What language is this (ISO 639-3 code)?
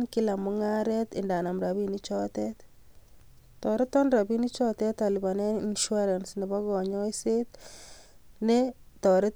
kln